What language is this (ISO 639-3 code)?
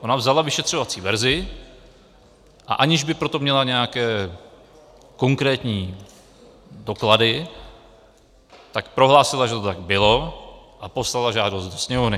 ces